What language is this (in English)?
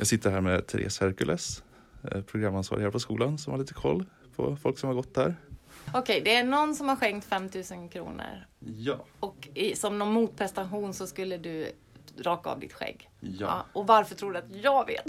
Swedish